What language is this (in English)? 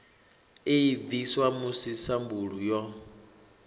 Venda